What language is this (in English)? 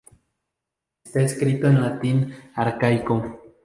Spanish